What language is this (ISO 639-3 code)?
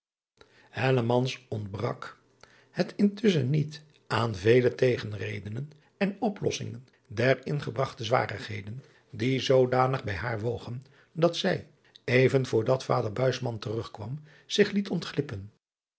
nld